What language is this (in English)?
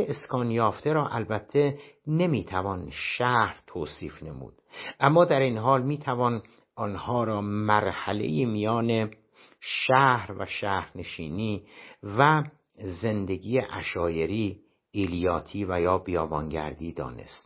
Persian